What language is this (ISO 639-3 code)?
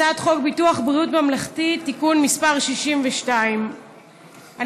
heb